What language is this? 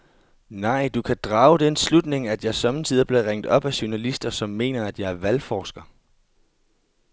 Danish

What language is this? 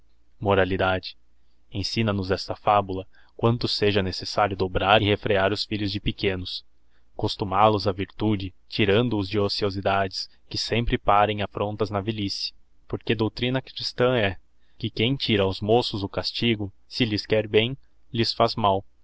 Portuguese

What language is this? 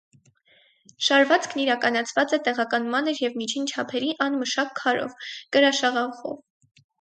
Armenian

